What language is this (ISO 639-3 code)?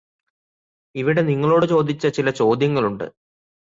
mal